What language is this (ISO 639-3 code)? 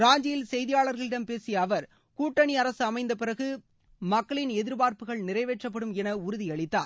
tam